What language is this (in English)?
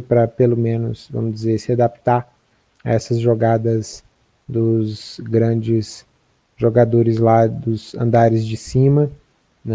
Portuguese